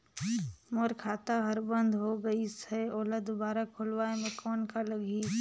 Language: Chhattisgarhi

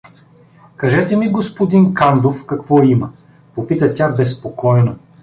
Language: Bulgarian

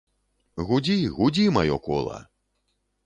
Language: Belarusian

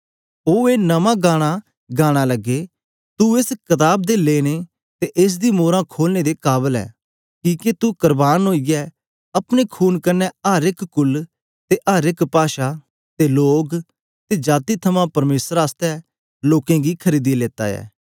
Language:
Dogri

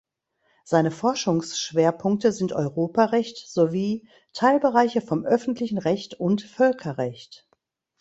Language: German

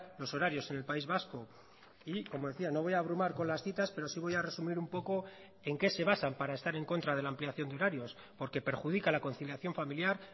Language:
Spanish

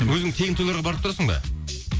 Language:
Kazakh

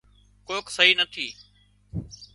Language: Wadiyara Koli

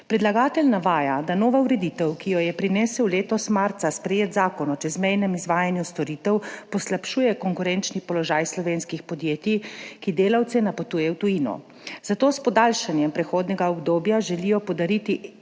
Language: Slovenian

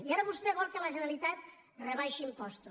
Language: Catalan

